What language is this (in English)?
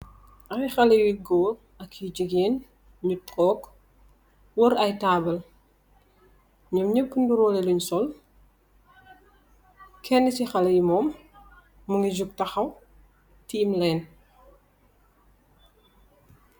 Wolof